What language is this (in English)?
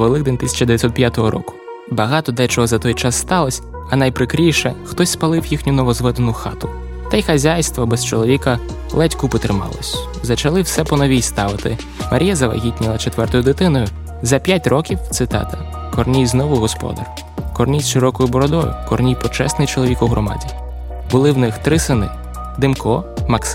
Ukrainian